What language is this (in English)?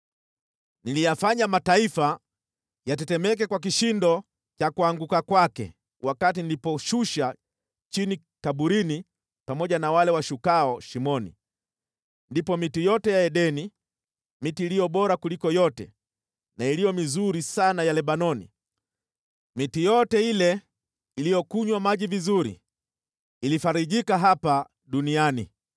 Swahili